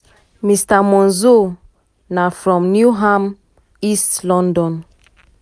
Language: Nigerian Pidgin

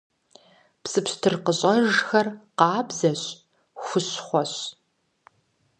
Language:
Kabardian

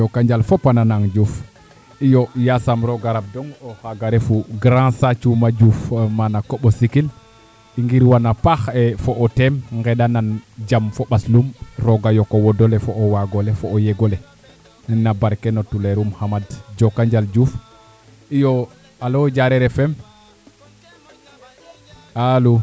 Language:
Serer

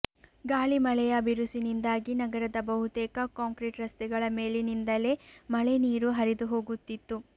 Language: Kannada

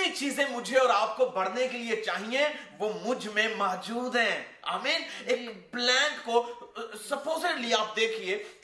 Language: Urdu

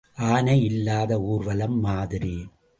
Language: Tamil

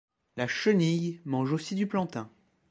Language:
French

